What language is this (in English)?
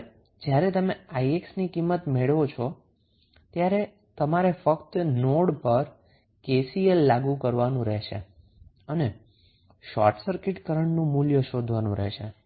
Gujarati